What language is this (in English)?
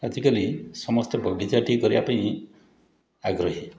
Odia